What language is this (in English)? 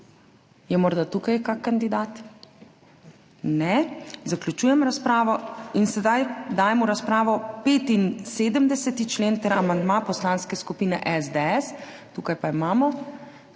Slovenian